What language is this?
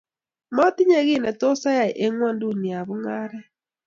Kalenjin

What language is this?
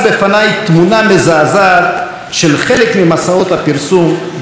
Hebrew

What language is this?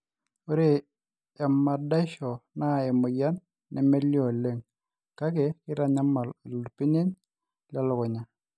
Masai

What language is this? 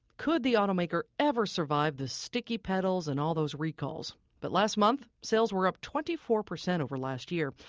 English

